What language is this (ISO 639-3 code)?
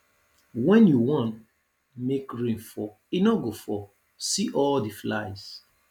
pcm